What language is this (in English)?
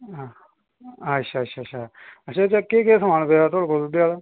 Dogri